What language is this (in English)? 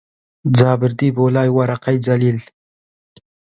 Central Kurdish